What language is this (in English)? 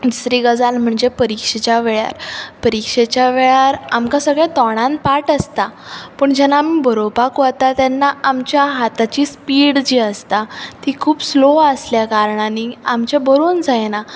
Konkani